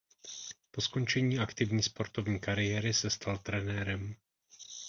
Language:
Czech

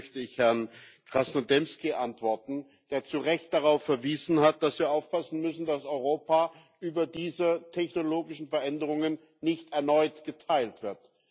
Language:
German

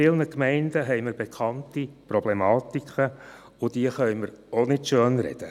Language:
Swiss German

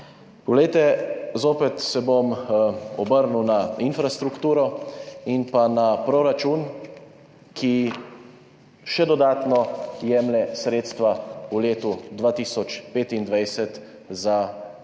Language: Slovenian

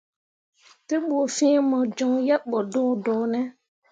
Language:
Mundang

